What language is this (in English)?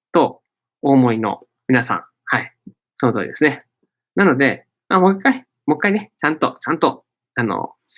Japanese